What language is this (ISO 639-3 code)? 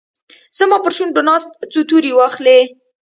pus